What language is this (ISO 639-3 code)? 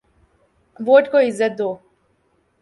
urd